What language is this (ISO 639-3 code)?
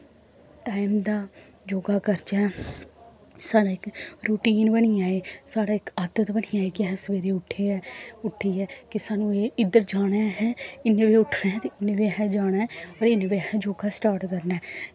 doi